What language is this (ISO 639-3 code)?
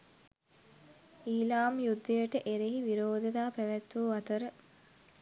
sin